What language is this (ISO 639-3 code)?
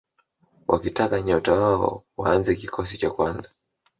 swa